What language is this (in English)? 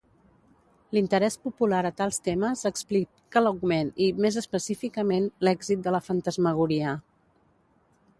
Catalan